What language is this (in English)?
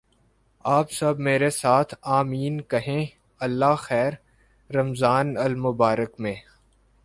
Urdu